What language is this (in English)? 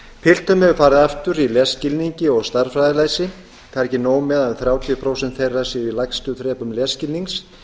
Icelandic